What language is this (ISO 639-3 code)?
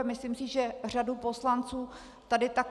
ces